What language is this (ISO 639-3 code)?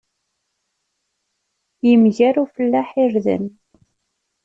kab